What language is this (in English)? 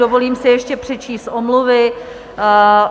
Czech